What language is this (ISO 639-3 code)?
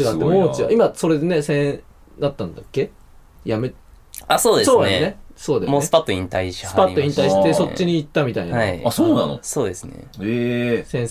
jpn